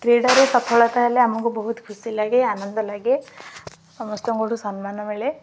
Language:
Odia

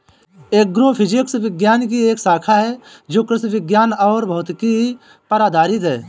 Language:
Hindi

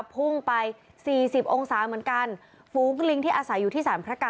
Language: Thai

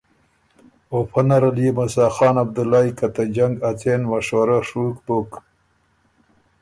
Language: Ormuri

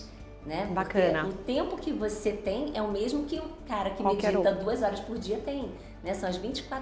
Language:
Portuguese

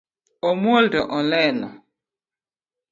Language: Luo (Kenya and Tanzania)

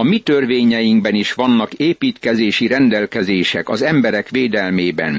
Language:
Hungarian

